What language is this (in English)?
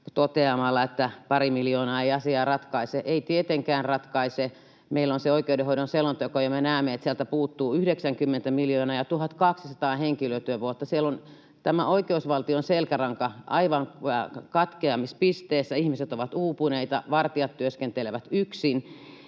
Finnish